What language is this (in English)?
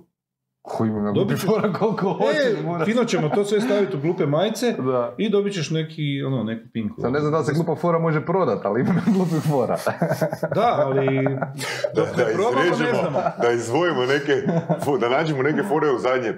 Croatian